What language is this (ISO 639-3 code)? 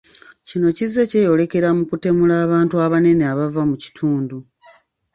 lug